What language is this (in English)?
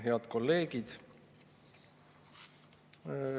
Estonian